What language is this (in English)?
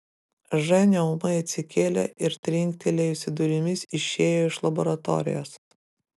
Lithuanian